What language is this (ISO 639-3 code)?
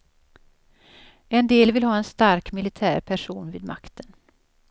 swe